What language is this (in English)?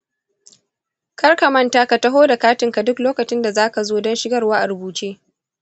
Hausa